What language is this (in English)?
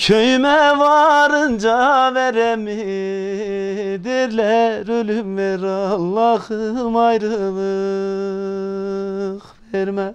Turkish